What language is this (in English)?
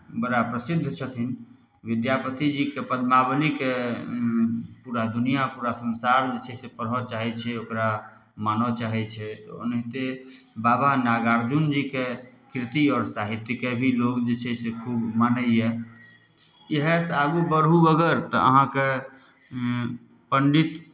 Maithili